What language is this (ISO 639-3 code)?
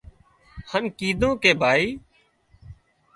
kxp